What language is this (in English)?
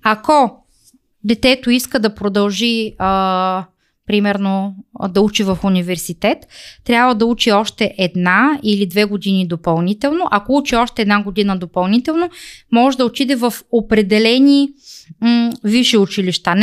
Bulgarian